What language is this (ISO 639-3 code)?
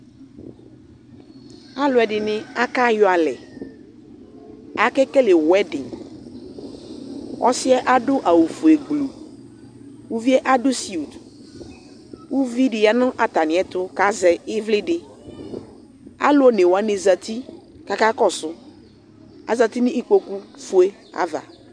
kpo